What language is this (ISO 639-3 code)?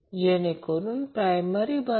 mar